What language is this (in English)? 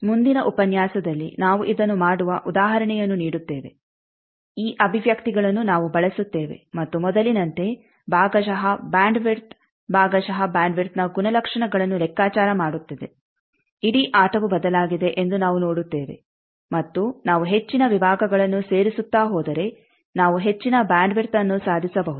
Kannada